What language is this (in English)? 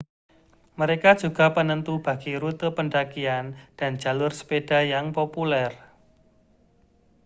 Indonesian